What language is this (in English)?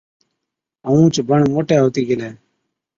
Od